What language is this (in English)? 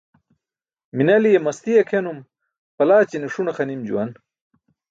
Burushaski